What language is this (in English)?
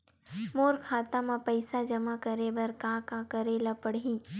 Chhattisgarhi